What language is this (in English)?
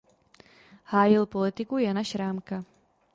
Czech